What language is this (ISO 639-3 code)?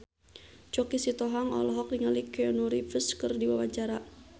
sun